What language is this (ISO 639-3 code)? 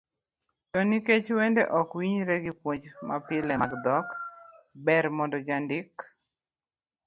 luo